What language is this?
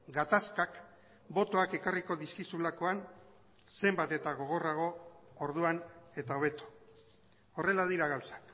Basque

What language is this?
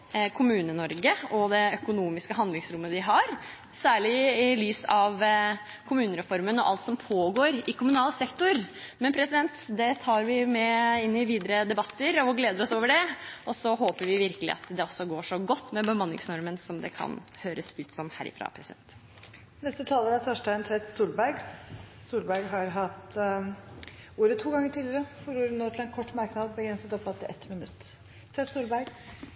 Norwegian Bokmål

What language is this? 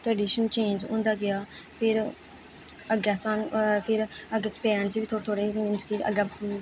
Dogri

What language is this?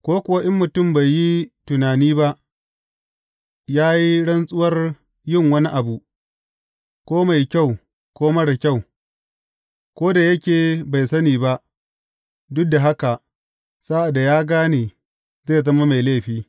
Hausa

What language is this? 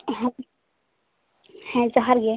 Santali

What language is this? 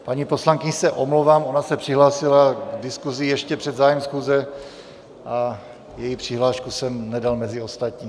Czech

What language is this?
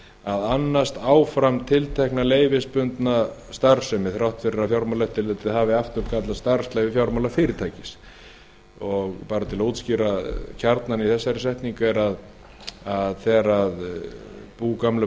Icelandic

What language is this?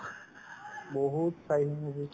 Assamese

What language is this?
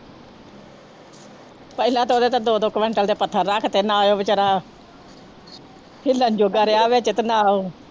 Punjabi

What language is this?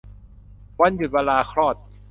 Thai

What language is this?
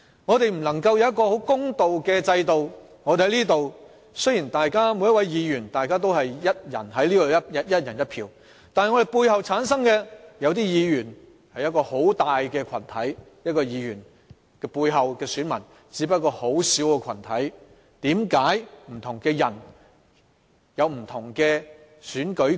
Cantonese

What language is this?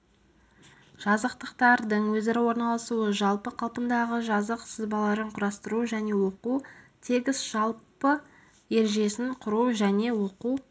Kazakh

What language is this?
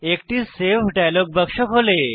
Bangla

